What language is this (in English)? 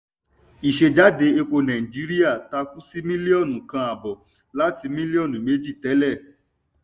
Yoruba